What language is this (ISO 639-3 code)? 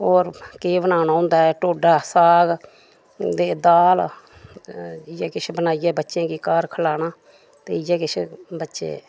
doi